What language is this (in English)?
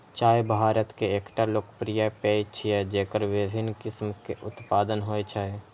Maithili